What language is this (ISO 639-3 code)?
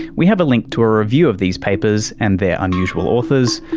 eng